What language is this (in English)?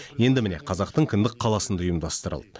Kazakh